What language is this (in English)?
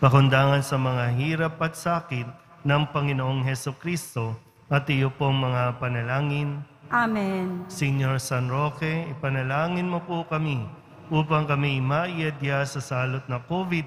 Filipino